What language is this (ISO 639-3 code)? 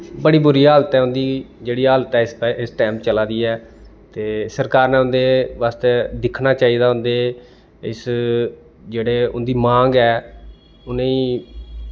doi